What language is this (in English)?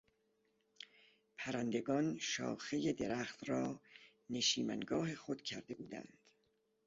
Persian